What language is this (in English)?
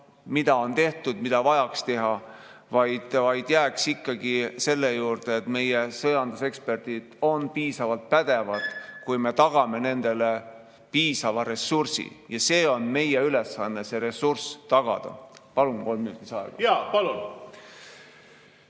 Estonian